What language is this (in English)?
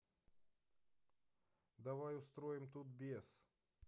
Russian